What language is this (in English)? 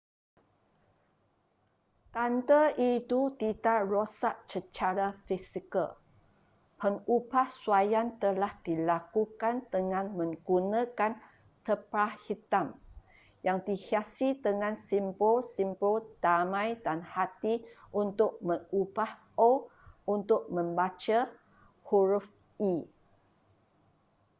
Malay